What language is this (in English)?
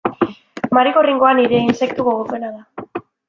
Basque